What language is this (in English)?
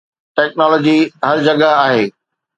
Sindhi